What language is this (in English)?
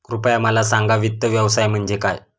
Marathi